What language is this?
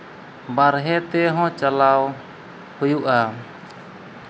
Santali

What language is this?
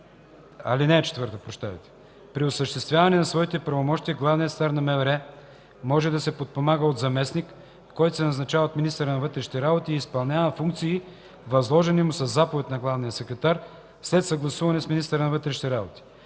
Bulgarian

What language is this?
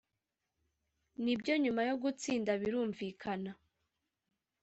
Kinyarwanda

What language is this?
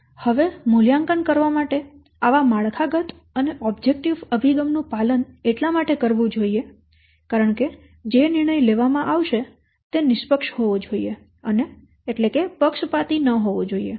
Gujarati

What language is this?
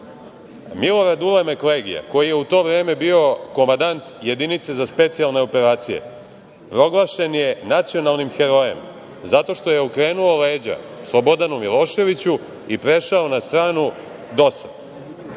Serbian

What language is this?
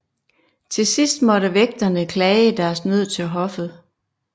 Danish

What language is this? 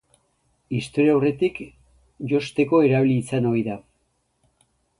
Basque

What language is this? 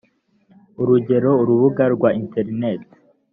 Kinyarwanda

